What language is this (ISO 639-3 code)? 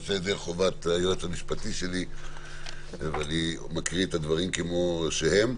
heb